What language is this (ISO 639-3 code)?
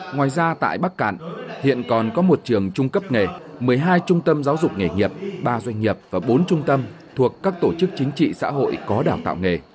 vie